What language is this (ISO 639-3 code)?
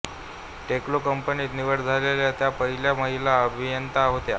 mar